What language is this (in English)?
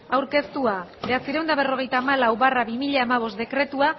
Basque